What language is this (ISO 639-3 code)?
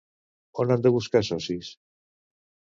cat